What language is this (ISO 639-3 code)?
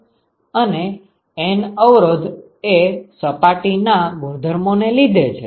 guj